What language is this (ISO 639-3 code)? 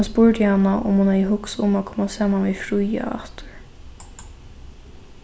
fao